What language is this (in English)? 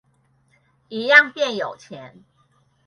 Chinese